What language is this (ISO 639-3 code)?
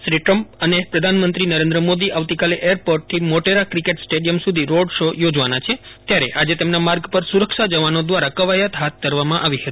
guj